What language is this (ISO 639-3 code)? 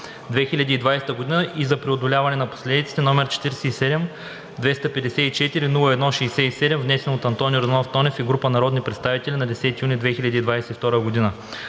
bul